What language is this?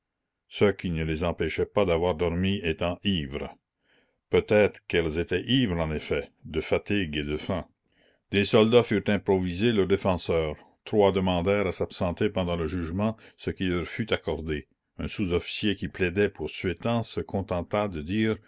French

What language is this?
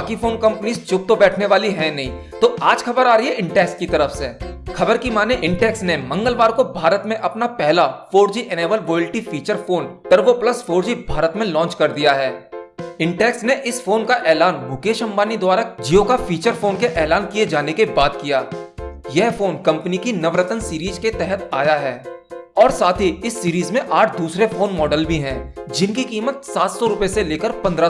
Hindi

